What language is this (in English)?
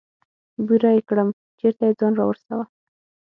Pashto